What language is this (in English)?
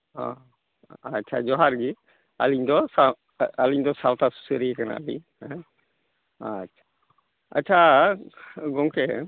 Santali